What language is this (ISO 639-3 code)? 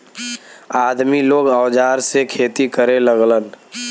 bho